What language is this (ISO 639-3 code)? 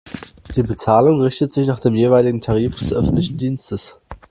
deu